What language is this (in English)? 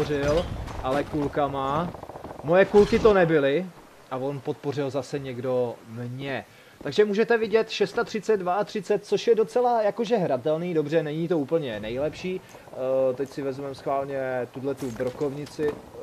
Czech